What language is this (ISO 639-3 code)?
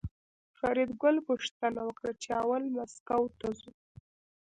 pus